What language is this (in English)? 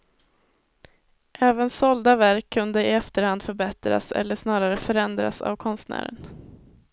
Swedish